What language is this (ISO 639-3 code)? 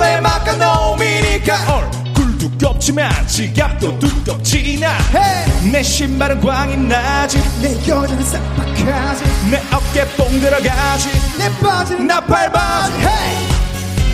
kor